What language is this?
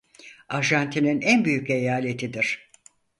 Turkish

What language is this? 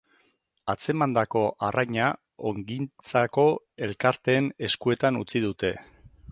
Basque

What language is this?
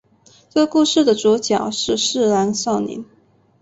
Chinese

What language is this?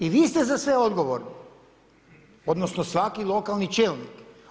Croatian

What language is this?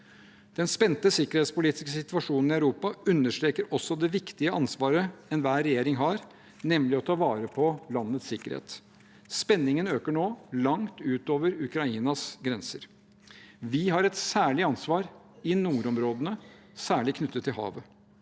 Norwegian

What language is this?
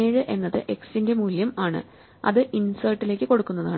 Malayalam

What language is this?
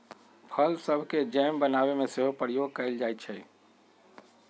Magahi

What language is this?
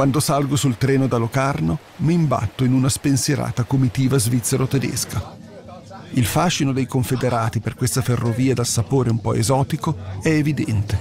Italian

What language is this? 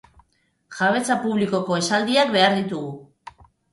Basque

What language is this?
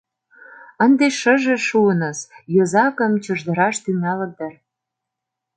Mari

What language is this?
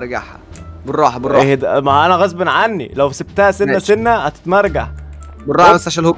Arabic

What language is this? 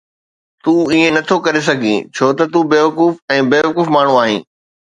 Sindhi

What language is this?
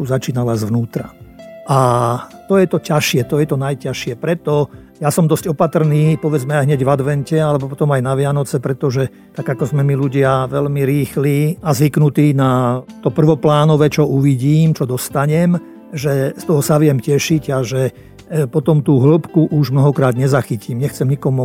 Slovak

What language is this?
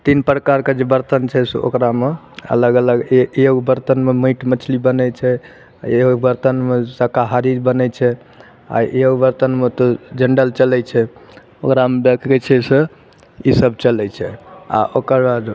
Maithili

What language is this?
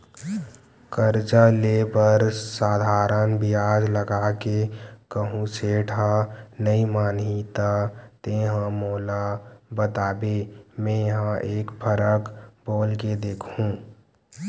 Chhattisgarhi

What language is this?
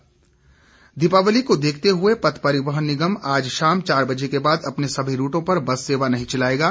Hindi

